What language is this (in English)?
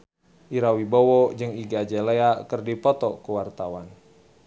Sundanese